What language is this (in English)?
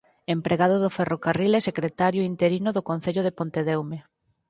Galician